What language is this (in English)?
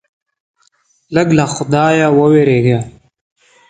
Pashto